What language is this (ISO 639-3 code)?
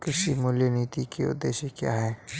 hin